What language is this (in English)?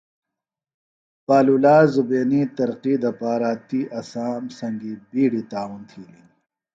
Phalura